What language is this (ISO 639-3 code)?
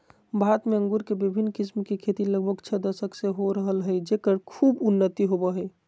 mag